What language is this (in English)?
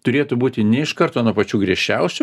Lithuanian